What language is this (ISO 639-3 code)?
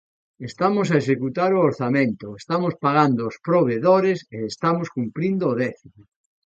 glg